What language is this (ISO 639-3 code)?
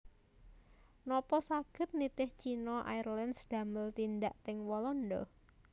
jav